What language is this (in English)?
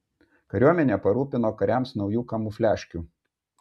Lithuanian